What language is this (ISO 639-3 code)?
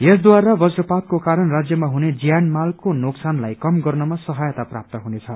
nep